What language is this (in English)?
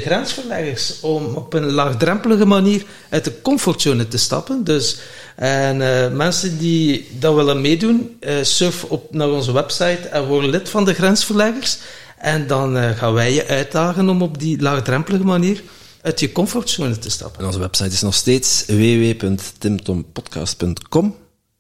Dutch